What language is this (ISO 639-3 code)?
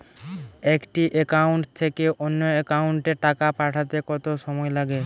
ben